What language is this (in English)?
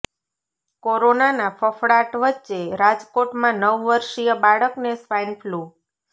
Gujarati